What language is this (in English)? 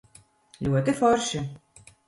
Latvian